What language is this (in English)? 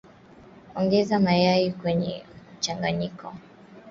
Swahili